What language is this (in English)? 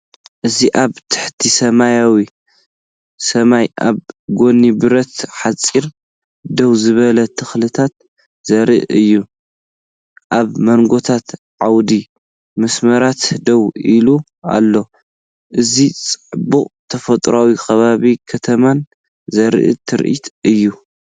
Tigrinya